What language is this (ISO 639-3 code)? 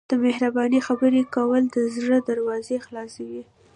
pus